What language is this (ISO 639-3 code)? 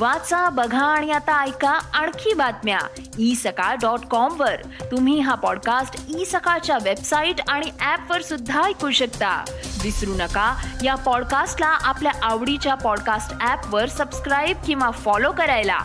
mar